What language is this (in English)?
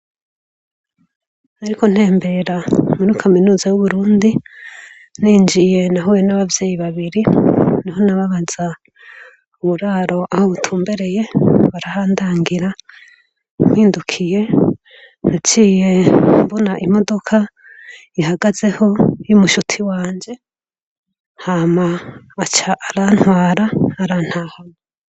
Rundi